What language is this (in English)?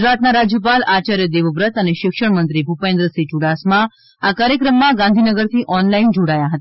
Gujarati